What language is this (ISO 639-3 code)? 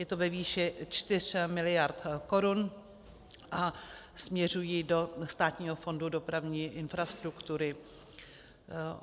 ces